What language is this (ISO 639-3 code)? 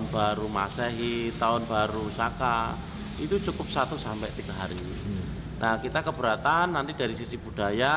ind